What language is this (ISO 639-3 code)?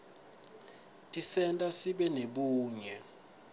ssw